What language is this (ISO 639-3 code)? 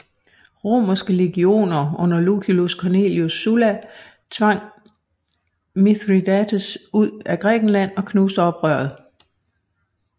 dan